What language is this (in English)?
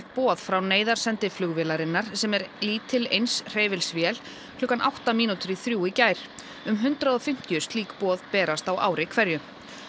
Icelandic